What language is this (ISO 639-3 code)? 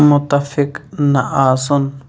kas